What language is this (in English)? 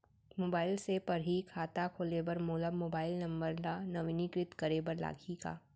Chhattisgarhi